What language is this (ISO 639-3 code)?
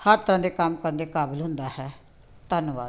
pan